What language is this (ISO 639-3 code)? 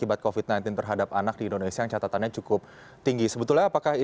ind